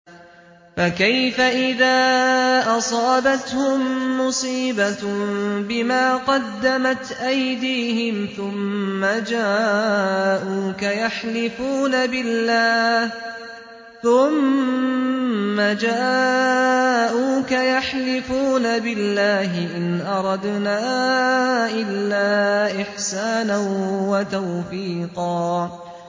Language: Arabic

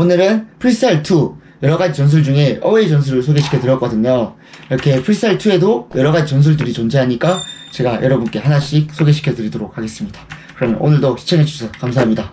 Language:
Korean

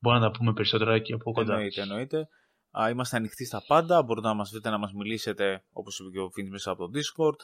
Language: Greek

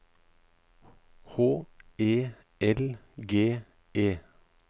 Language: Norwegian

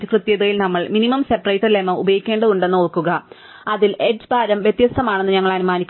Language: Malayalam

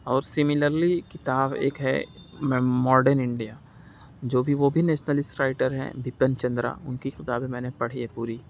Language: Urdu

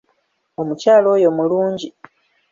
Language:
Ganda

